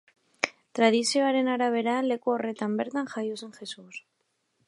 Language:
Basque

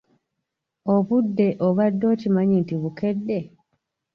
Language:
Ganda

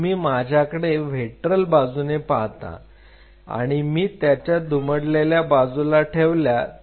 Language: Marathi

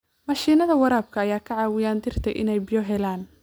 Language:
Somali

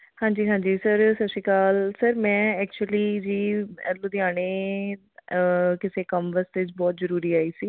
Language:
Punjabi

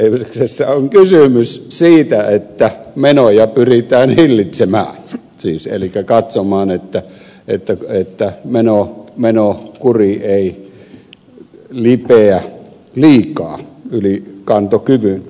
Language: Finnish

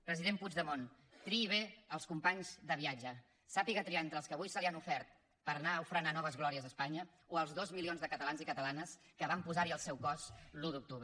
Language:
Catalan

